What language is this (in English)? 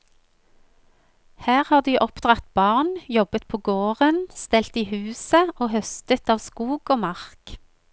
Norwegian